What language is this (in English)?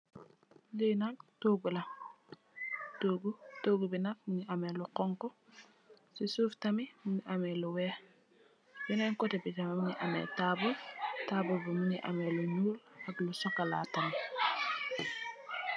Wolof